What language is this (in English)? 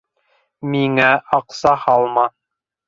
Bashkir